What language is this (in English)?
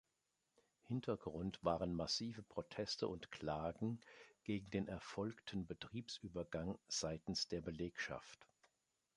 German